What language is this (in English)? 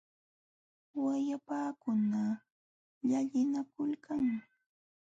Jauja Wanca Quechua